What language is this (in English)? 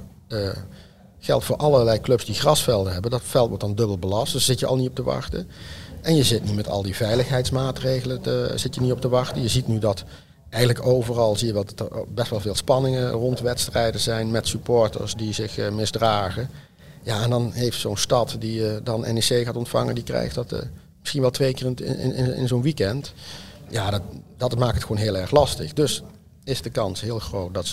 Dutch